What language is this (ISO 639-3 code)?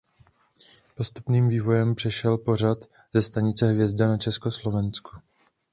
ces